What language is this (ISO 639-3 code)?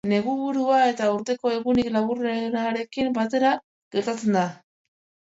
eus